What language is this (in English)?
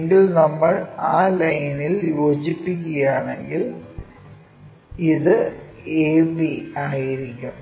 Malayalam